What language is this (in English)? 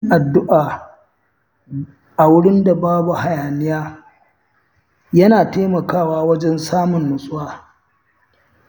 Hausa